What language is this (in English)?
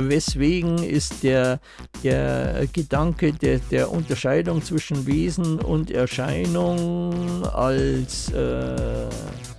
German